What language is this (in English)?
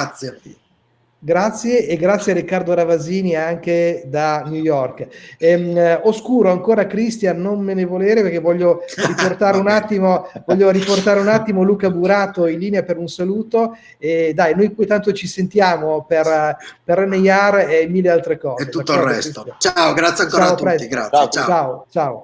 Italian